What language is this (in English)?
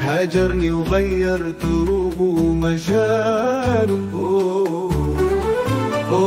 Arabic